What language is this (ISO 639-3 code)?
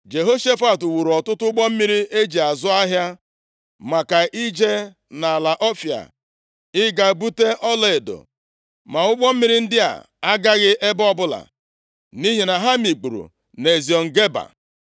ibo